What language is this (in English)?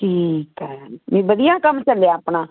Punjabi